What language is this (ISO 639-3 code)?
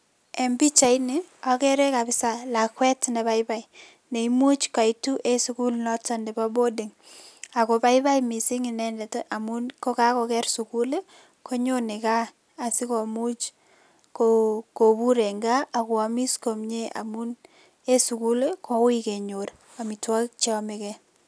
kln